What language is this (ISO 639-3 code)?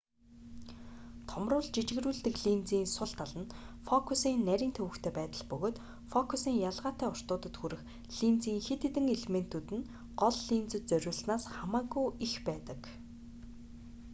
mon